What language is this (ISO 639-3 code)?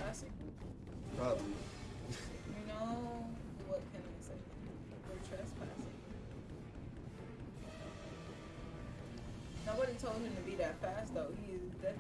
eng